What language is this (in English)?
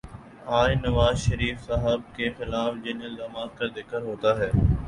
Urdu